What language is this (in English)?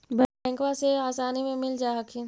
Magahi